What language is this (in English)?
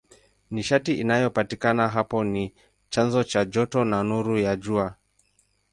Swahili